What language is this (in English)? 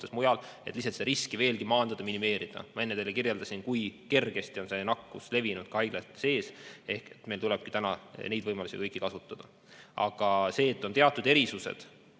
Estonian